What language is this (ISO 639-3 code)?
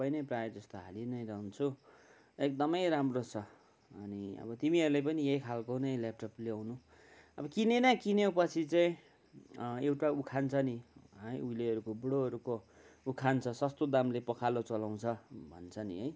nep